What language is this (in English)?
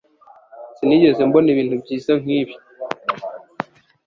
Kinyarwanda